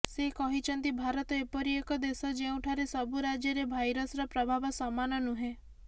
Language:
Odia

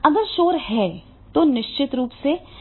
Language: Hindi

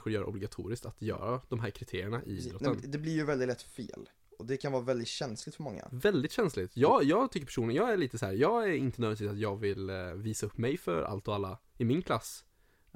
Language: Swedish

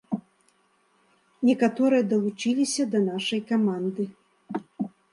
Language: Belarusian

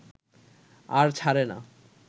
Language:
Bangla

